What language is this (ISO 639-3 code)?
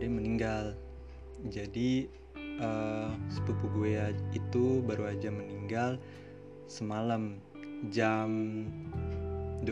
ind